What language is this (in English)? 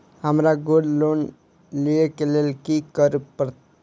Maithili